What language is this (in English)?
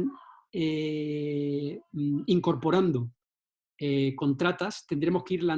Spanish